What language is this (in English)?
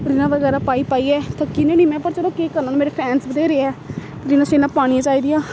Dogri